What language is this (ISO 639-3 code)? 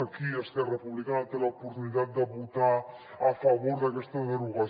cat